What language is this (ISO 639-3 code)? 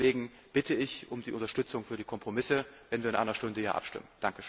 deu